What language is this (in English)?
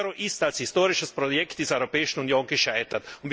German